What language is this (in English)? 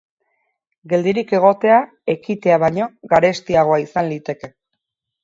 Basque